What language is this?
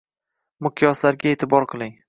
Uzbek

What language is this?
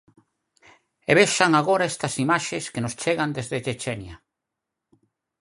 Galician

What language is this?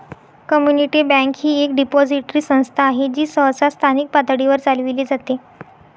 Marathi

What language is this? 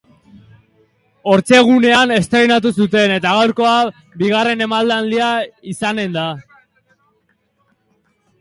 Basque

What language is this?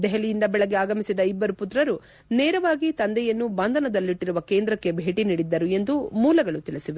Kannada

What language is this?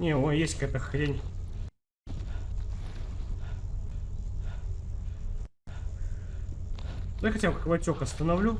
Russian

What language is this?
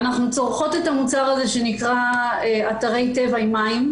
Hebrew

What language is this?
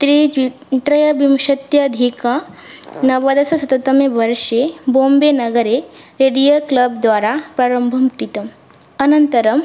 Sanskrit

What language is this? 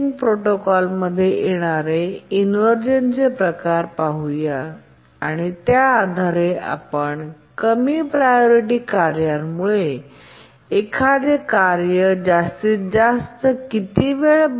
Marathi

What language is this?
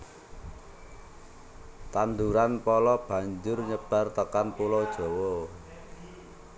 Javanese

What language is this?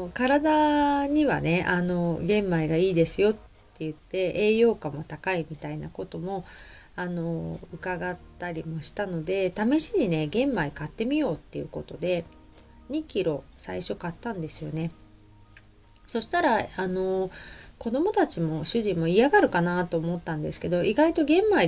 Japanese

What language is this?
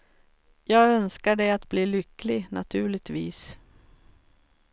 Swedish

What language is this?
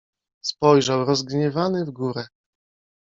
Polish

